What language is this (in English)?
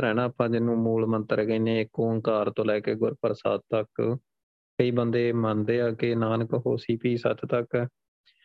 Punjabi